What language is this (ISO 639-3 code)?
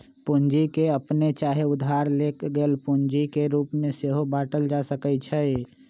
mag